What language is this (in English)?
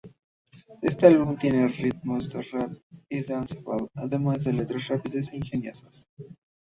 Spanish